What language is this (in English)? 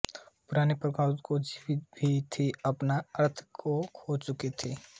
Hindi